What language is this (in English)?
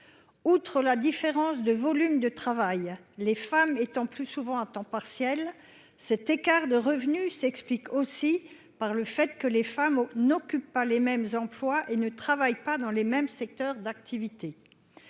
French